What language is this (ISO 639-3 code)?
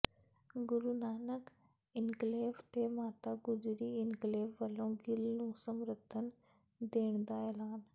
pan